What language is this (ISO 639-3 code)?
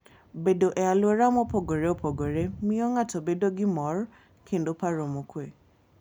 luo